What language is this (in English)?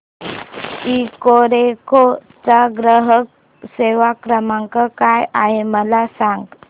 Marathi